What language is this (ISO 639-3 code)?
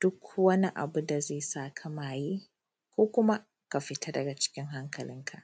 hau